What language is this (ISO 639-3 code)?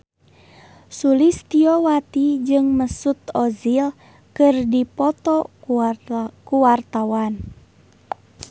sun